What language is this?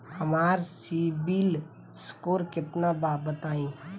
Bhojpuri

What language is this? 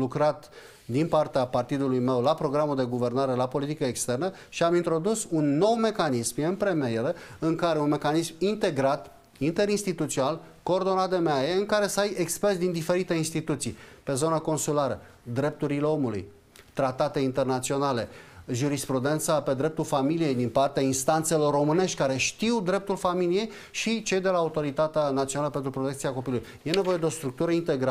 Romanian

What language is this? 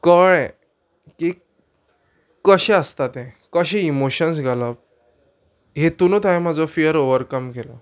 Konkani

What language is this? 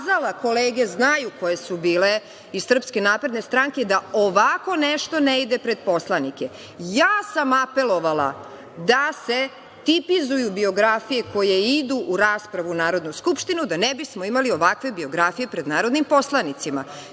Serbian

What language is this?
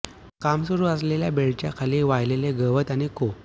Marathi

